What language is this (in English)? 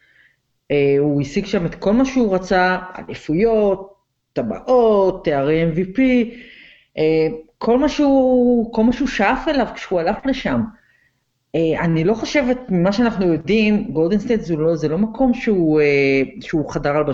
Hebrew